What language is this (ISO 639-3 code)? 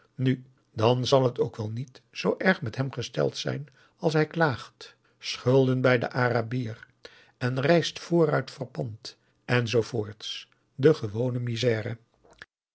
nld